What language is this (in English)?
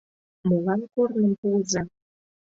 Mari